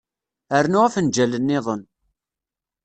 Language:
Kabyle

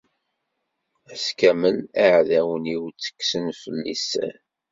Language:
Kabyle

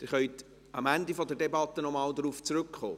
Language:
Swiss German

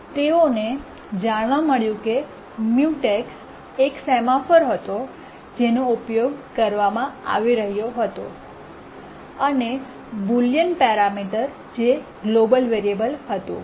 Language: Gujarati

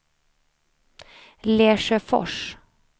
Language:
Swedish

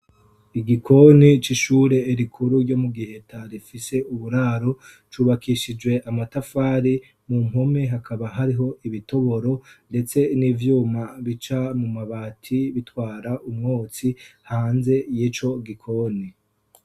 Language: Rundi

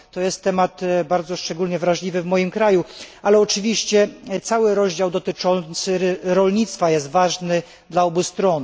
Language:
Polish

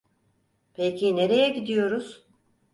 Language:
Turkish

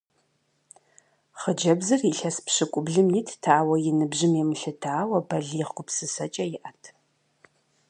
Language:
Kabardian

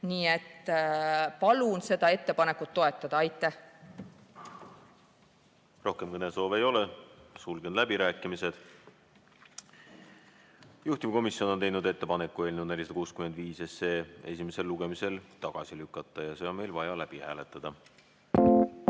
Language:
Estonian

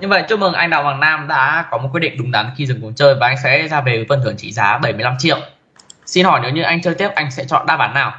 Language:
Vietnamese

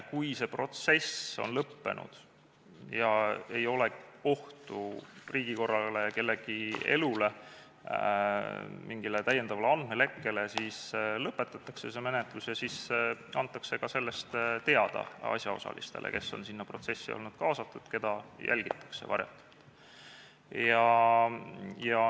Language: Estonian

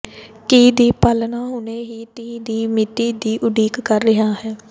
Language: Punjabi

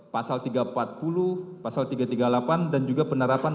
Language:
Indonesian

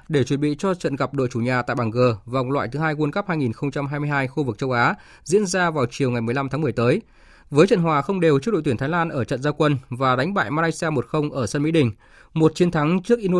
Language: Vietnamese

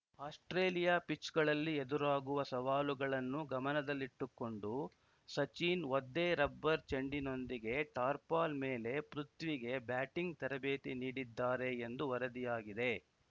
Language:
Kannada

